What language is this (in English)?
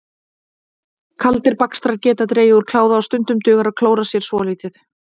Icelandic